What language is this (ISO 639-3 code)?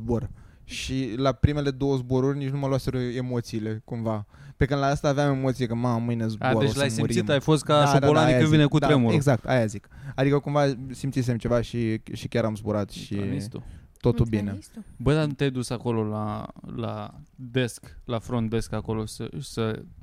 ron